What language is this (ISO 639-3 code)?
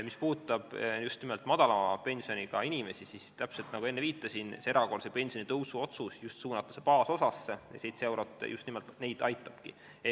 est